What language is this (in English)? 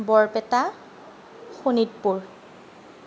Assamese